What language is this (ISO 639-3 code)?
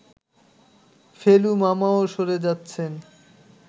ben